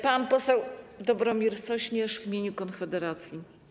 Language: Polish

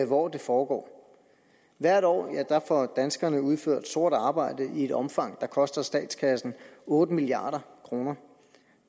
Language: Danish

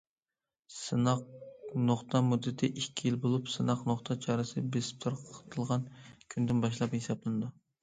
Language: Uyghur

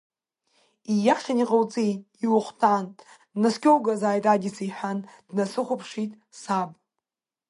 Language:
Abkhazian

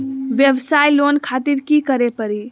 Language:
Magahi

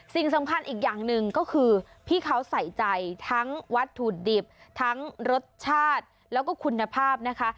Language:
Thai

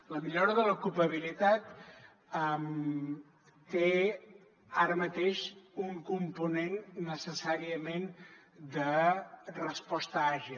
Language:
Catalan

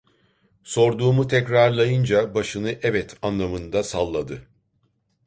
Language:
Turkish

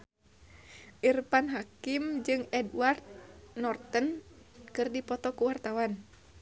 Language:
Sundanese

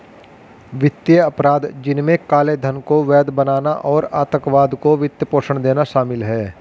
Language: Hindi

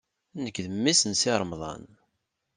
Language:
Kabyle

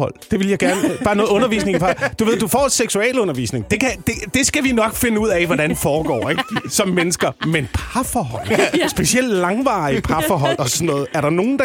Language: Danish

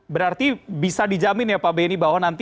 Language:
Indonesian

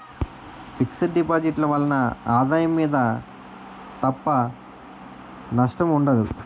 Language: Telugu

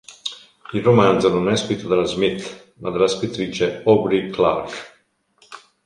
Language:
Italian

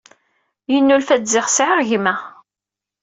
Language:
Kabyle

